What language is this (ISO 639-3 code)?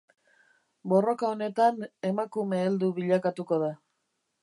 eus